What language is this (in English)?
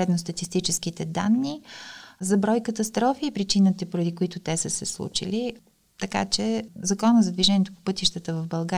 Bulgarian